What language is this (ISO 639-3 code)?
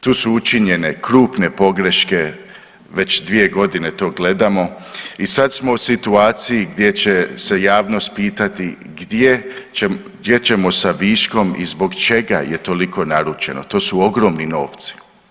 hrv